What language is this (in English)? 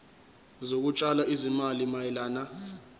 Zulu